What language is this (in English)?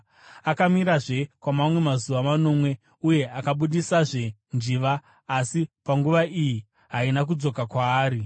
Shona